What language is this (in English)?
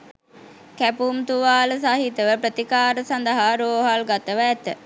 Sinhala